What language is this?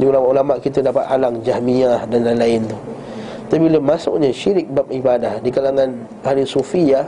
Malay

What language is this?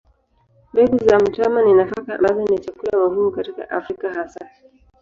Swahili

